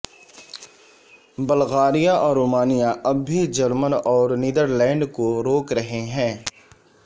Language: Urdu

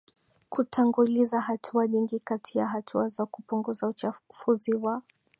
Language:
Swahili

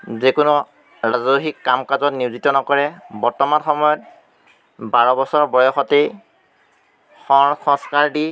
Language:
Assamese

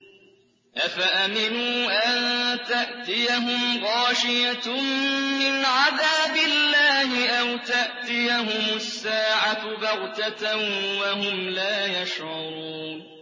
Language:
Arabic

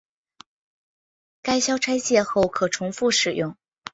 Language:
Chinese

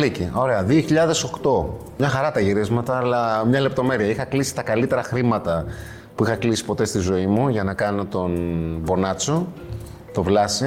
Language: Greek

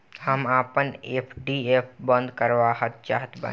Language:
Bhojpuri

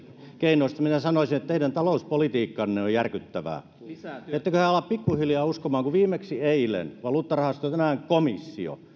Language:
Finnish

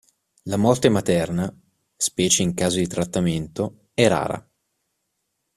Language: Italian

